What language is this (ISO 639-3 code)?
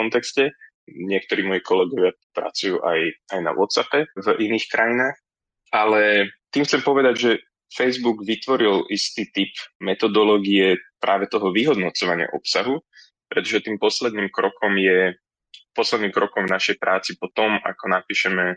slk